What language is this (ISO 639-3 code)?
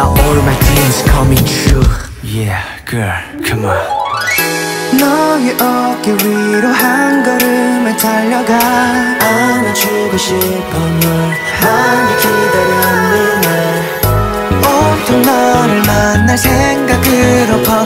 kor